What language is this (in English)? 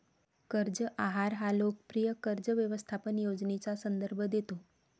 Marathi